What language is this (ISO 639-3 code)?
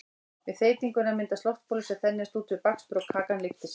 isl